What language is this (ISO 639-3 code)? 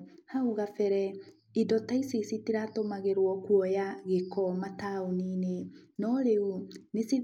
kik